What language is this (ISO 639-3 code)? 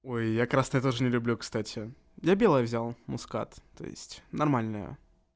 rus